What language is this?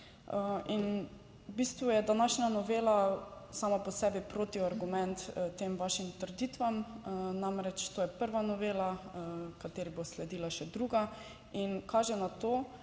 Slovenian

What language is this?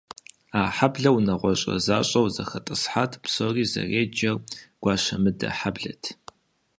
Kabardian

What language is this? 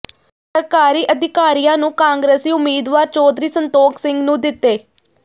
Punjabi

